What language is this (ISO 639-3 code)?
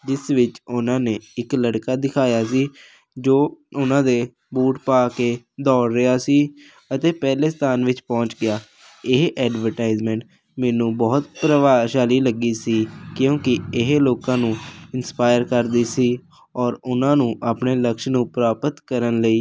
pan